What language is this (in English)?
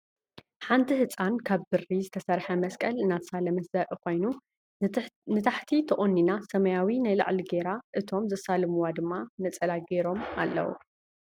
Tigrinya